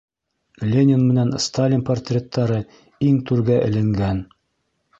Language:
Bashkir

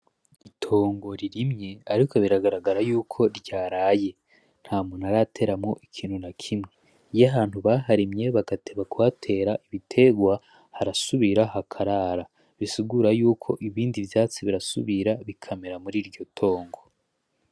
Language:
Rundi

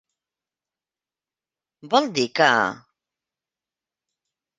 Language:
Catalan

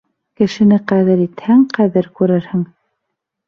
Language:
Bashkir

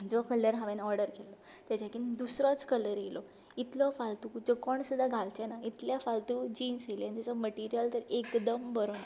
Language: Konkani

